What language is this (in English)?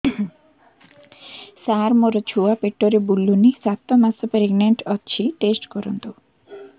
Odia